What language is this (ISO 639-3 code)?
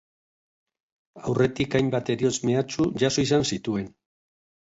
eus